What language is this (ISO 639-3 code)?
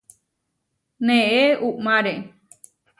var